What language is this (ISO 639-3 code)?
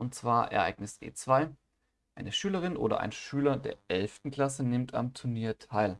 deu